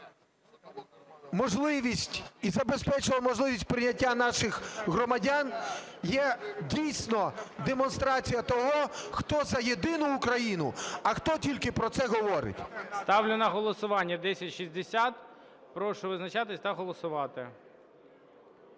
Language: Ukrainian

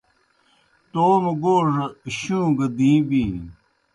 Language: Kohistani Shina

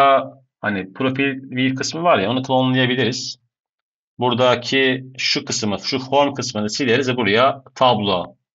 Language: Turkish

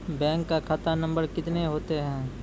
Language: Maithili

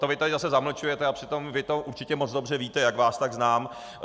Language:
Czech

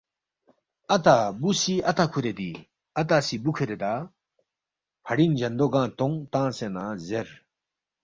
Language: Balti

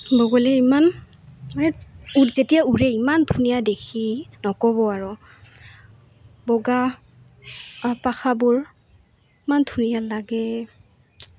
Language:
Assamese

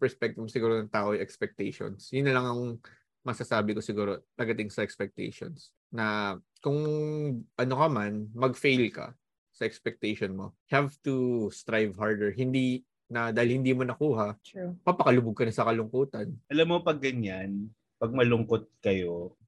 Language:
Filipino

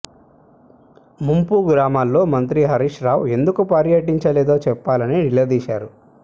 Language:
Telugu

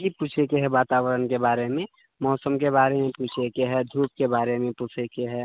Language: Maithili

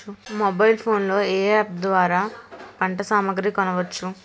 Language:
Telugu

